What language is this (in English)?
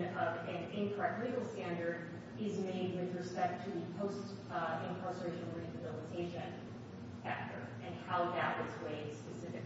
English